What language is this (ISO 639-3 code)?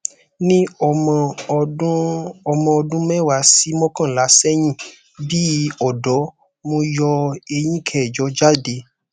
yor